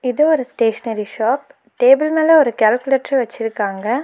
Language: Tamil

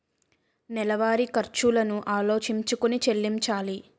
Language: Telugu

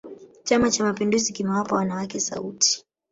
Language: Swahili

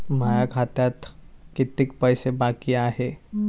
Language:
Marathi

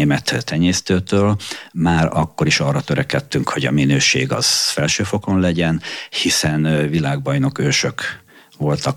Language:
Hungarian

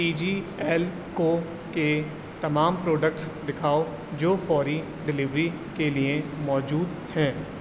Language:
Urdu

